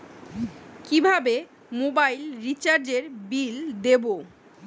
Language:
Bangla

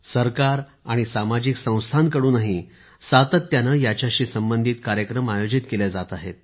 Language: Marathi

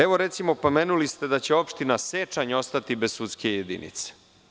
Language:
Serbian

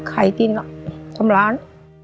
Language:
Thai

